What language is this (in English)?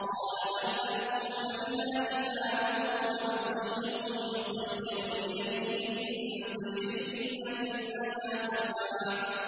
Arabic